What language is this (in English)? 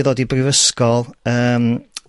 Welsh